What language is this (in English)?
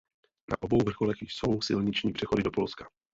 Czech